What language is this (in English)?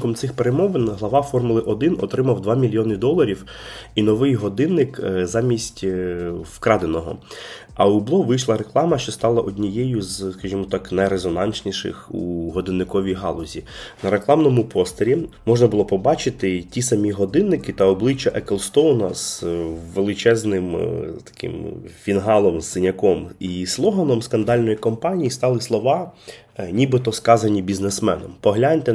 Ukrainian